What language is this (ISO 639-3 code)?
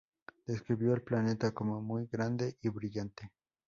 spa